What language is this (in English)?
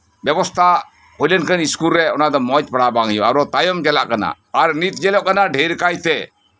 Santali